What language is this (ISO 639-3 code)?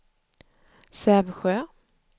swe